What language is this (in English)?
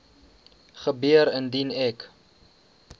Afrikaans